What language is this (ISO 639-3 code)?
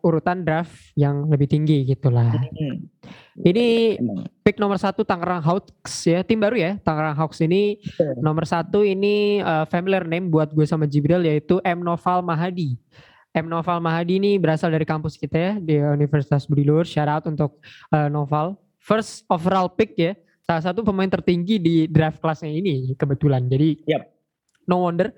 ind